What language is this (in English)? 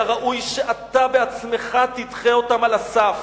Hebrew